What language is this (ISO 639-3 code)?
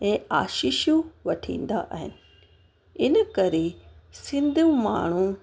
snd